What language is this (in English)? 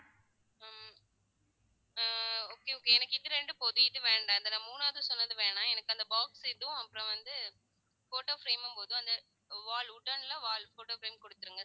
Tamil